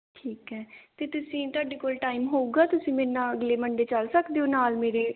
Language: Punjabi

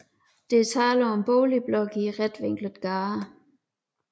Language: Danish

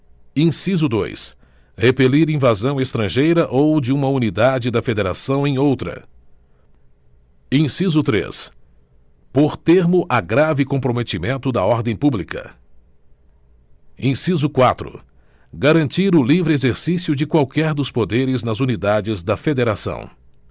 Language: Portuguese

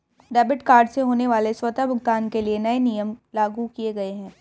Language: Hindi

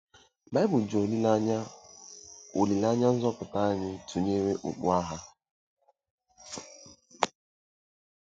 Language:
Igbo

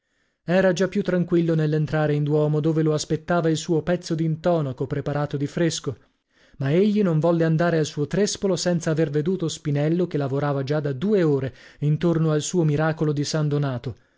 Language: Italian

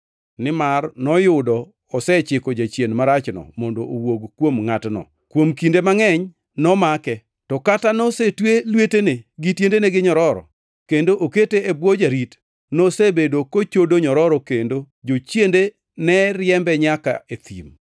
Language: Luo (Kenya and Tanzania)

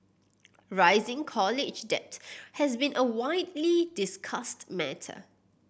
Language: English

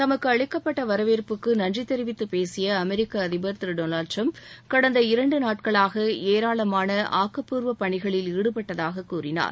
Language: Tamil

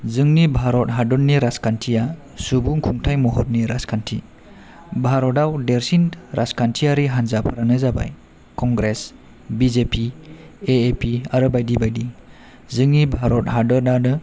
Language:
Bodo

